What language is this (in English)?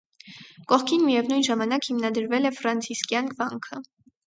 Armenian